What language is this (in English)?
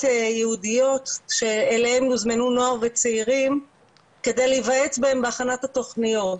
Hebrew